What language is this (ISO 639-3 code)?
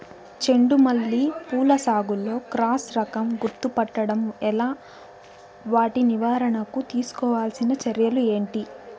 tel